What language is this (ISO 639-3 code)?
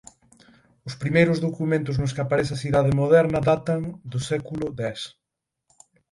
glg